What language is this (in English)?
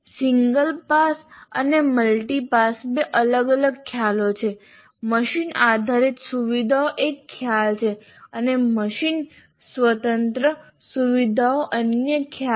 Gujarati